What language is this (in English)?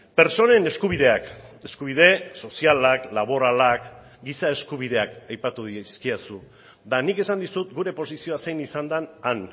Basque